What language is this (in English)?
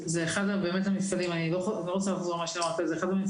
Hebrew